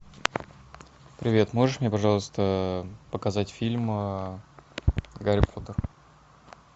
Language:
Russian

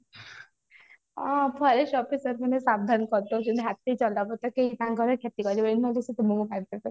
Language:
Odia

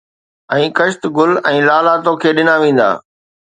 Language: Sindhi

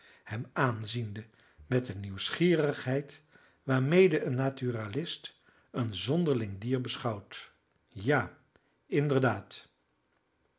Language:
Dutch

